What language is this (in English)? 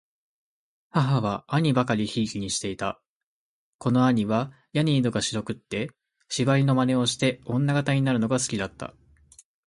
Japanese